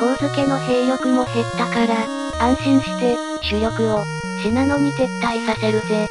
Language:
Japanese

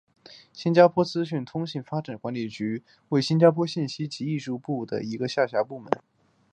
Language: Chinese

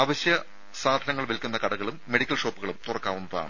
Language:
Malayalam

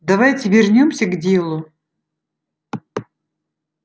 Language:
Russian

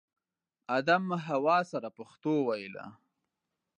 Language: Pashto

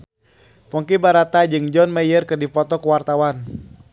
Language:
Sundanese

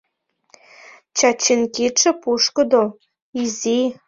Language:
Mari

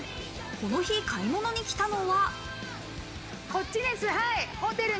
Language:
Japanese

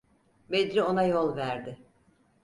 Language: Turkish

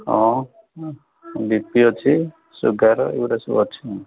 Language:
Odia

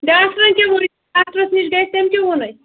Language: Kashmiri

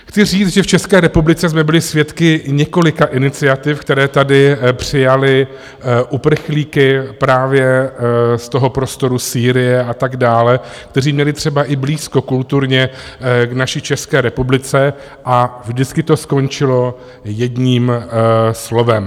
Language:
Czech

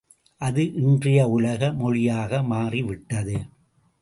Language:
Tamil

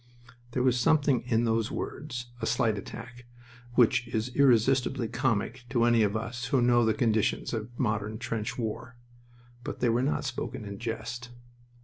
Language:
English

